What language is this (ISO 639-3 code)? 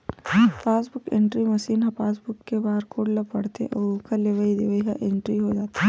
hne